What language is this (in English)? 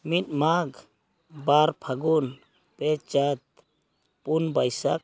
Santali